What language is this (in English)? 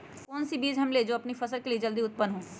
Magahi